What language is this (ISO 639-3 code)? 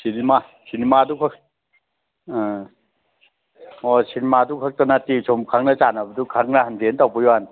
mni